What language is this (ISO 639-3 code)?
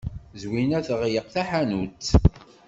kab